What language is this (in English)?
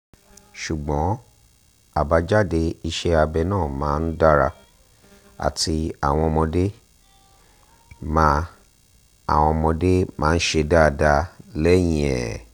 Yoruba